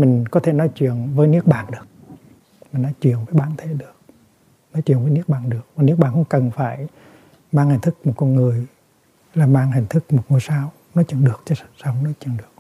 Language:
Vietnamese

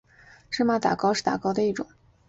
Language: Chinese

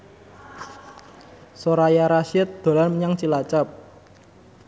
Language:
Javanese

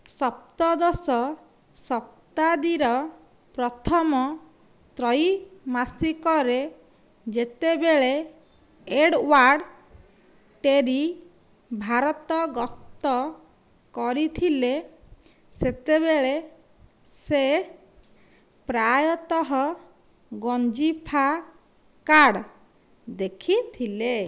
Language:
Odia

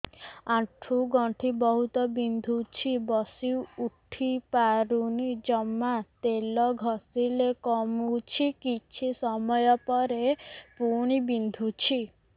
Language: Odia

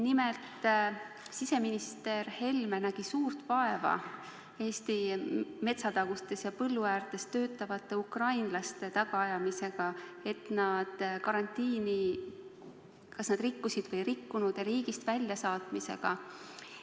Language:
Estonian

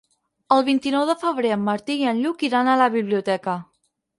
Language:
Catalan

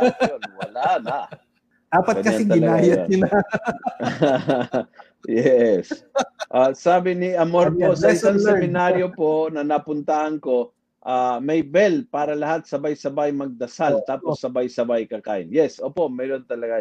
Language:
Filipino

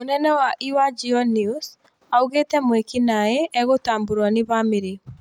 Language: Kikuyu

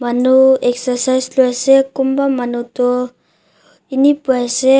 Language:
Naga Pidgin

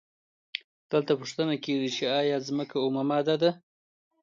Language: Pashto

